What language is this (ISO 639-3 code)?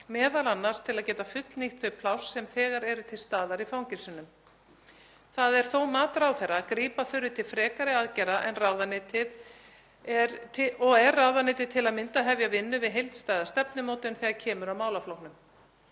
isl